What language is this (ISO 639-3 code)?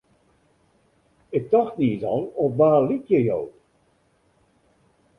fry